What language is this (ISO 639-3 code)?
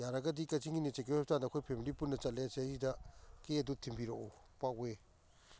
mni